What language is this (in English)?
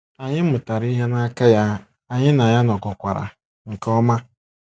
Igbo